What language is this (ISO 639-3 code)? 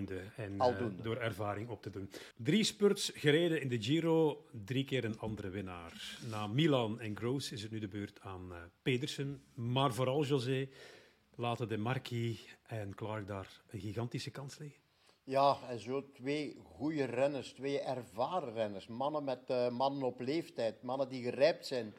nld